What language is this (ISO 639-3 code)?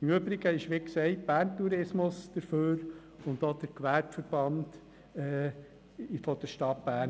gsw